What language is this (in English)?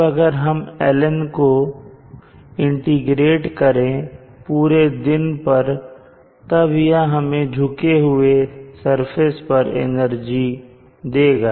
Hindi